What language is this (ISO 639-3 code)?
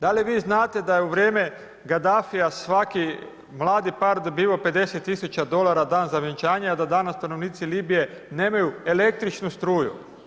hrv